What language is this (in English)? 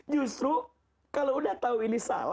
Indonesian